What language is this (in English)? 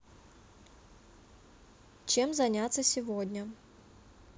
Russian